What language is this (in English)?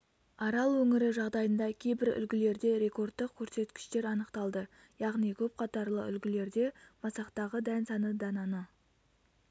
Kazakh